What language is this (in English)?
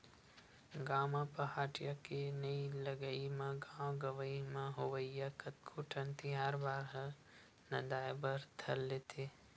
Chhattisgarhi